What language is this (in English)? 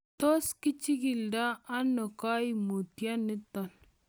Kalenjin